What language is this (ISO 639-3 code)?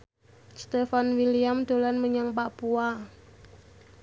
jav